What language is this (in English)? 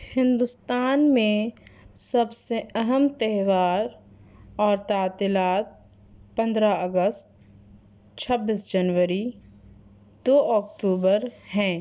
Urdu